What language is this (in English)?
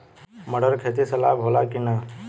Bhojpuri